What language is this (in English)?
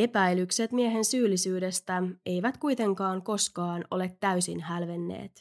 Finnish